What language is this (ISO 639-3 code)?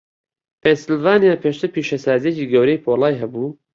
ckb